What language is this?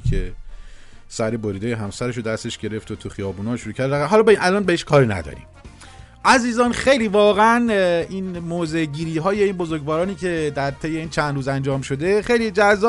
Persian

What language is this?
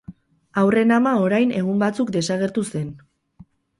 Basque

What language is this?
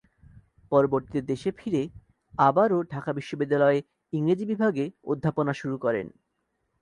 Bangla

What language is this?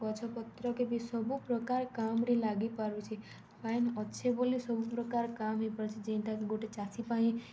Odia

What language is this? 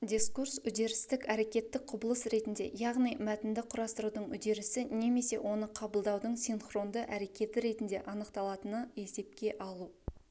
Kazakh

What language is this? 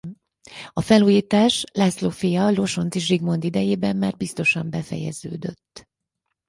Hungarian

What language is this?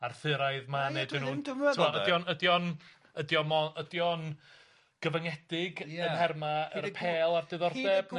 Welsh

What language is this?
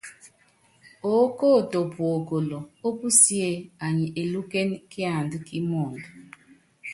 Yangben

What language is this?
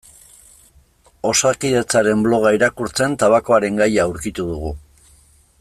Basque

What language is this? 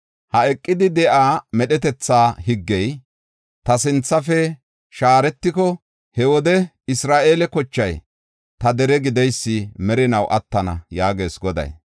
Gofa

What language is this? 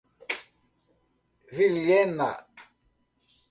Portuguese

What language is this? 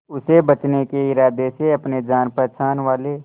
Hindi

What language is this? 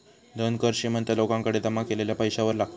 Marathi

